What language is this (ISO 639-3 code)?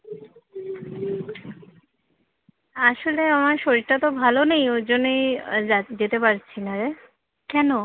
ben